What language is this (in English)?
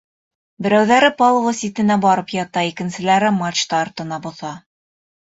Bashkir